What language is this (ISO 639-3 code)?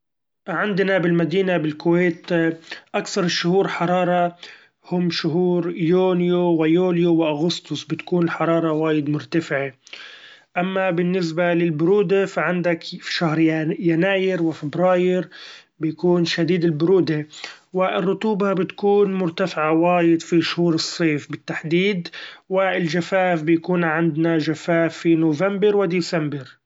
afb